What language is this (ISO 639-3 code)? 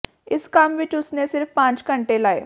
pan